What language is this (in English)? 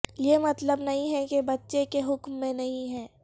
Urdu